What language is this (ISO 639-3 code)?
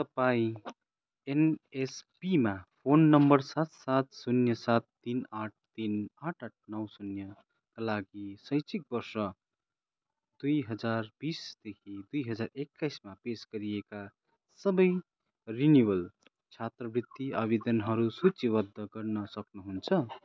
nep